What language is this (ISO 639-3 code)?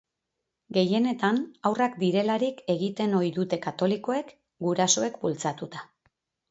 eus